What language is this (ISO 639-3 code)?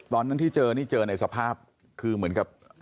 tha